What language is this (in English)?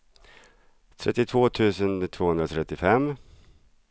Swedish